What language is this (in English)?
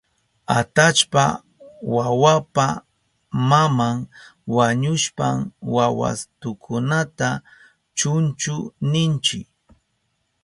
Southern Pastaza Quechua